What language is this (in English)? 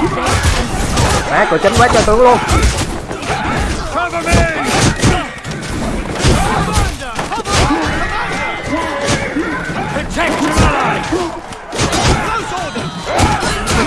Vietnamese